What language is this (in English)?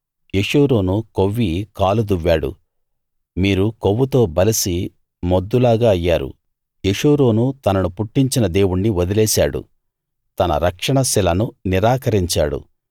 Telugu